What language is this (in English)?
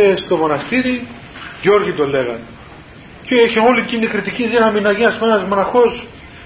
Greek